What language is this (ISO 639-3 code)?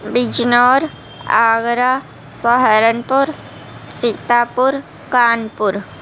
urd